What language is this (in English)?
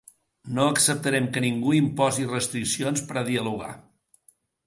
Catalan